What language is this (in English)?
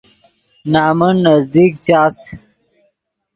Yidgha